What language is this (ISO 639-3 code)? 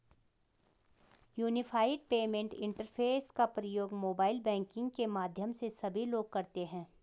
hin